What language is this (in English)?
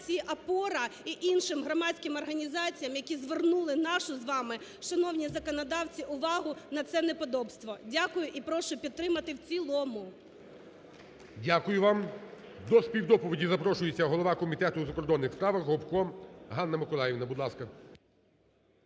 Ukrainian